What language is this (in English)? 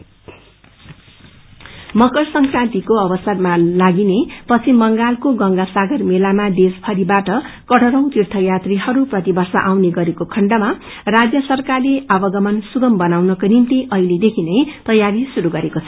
Nepali